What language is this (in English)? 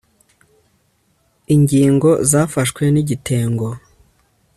Kinyarwanda